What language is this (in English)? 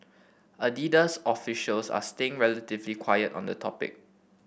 English